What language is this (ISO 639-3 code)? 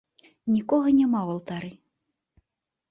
bel